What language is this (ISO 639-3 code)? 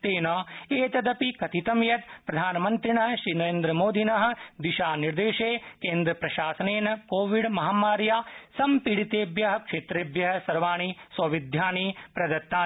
san